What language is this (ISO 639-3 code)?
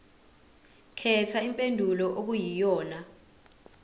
zul